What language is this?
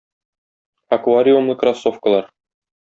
Tatar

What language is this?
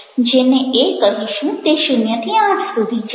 Gujarati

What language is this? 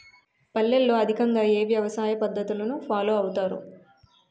Telugu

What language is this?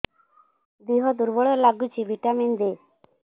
Odia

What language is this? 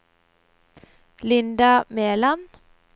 Norwegian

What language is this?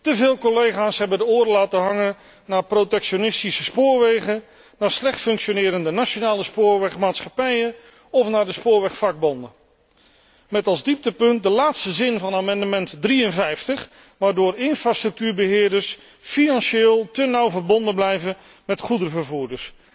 Dutch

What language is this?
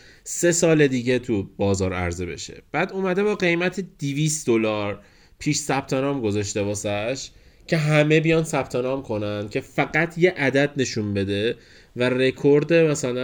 Persian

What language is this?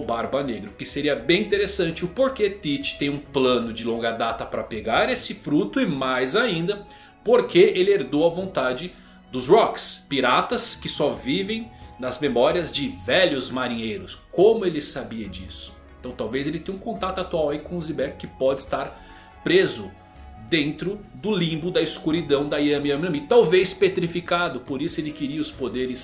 Portuguese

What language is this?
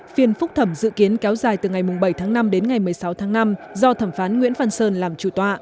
Vietnamese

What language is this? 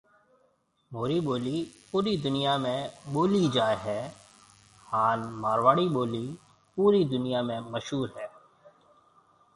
Marwari (Pakistan)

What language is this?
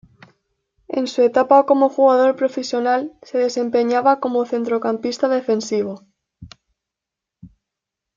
Spanish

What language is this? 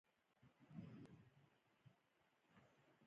Pashto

